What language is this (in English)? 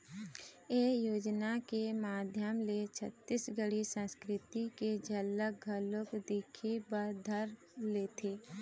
Chhattisgarhi